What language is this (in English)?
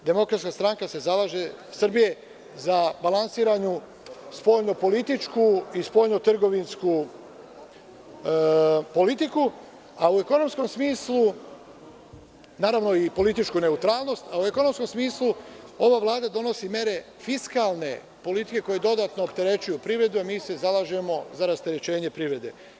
Serbian